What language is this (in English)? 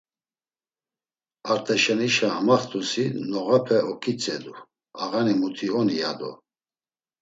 Laz